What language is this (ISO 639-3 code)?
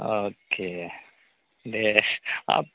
brx